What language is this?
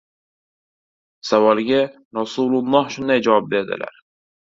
Uzbek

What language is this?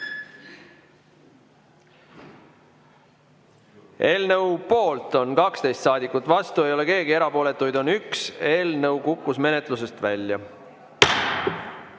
Estonian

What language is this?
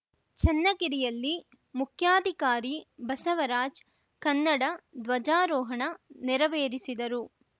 Kannada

